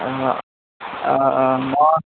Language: Assamese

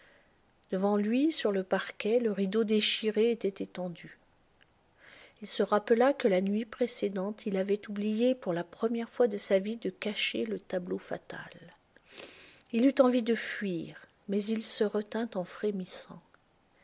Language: French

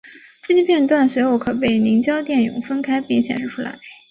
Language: Chinese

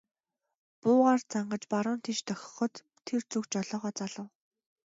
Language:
Mongolian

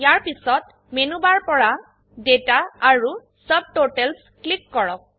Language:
Assamese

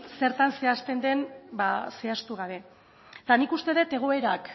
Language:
Basque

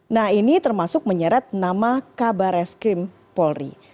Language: Indonesian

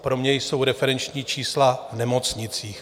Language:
Czech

